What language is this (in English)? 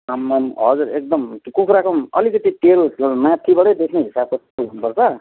Nepali